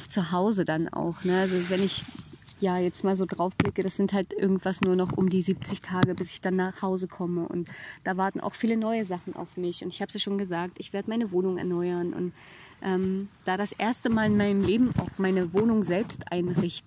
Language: German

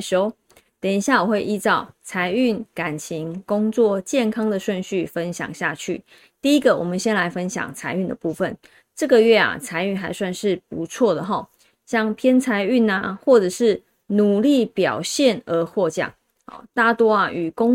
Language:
Chinese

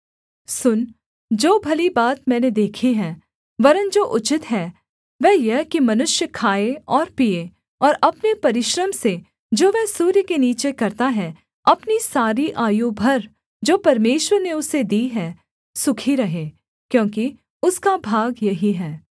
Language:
Hindi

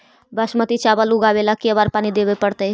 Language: Magahi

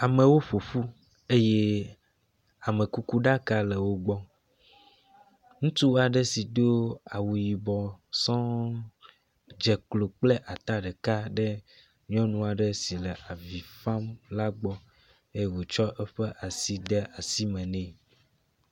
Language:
Ewe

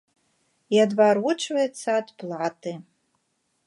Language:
Belarusian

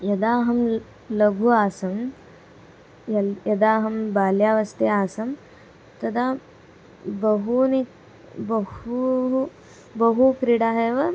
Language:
Sanskrit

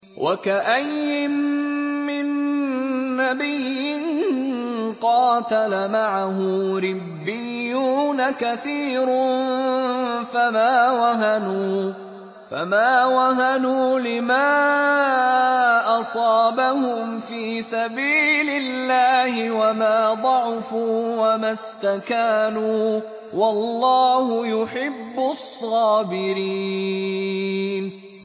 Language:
Arabic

